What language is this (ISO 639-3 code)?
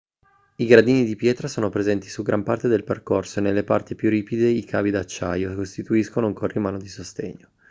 ita